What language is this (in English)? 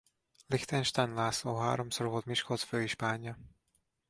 Hungarian